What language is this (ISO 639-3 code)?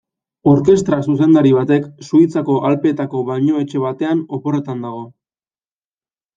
eus